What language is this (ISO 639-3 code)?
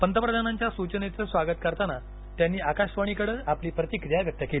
mar